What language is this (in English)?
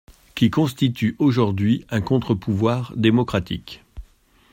French